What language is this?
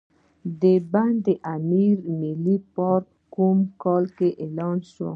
Pashto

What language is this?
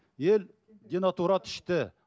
Kazakh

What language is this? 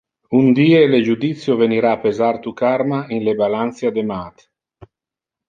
Interlingua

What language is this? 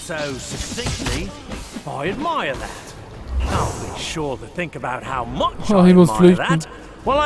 German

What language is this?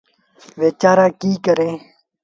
Sindhi Bhil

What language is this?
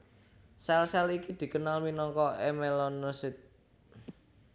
Javanese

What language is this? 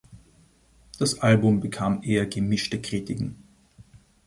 German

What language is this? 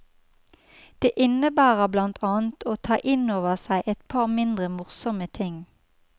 Norwegian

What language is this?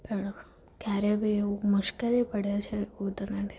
Gujarati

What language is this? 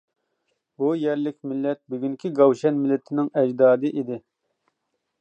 Uyghur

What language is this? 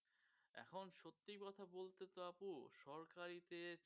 Bangla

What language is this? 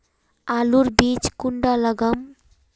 Magahi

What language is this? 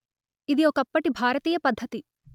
Telugu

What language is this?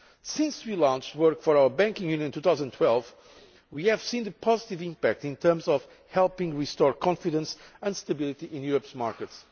English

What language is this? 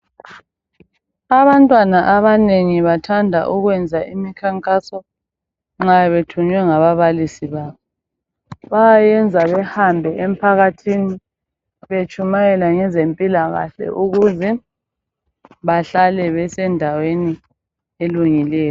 North Ndebele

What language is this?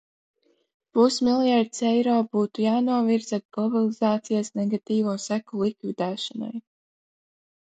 Latvian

